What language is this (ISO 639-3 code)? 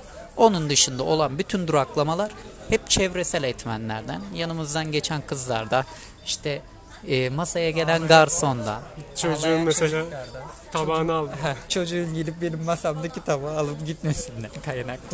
tur